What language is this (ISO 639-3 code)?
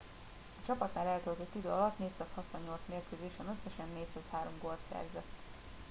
hun